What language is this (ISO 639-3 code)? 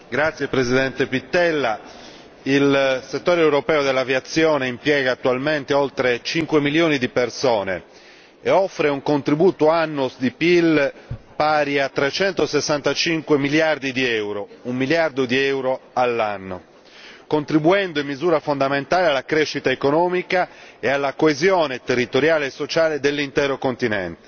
ita